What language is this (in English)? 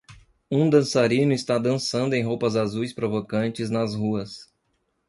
Portuguese